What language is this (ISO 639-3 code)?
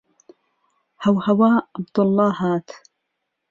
ckb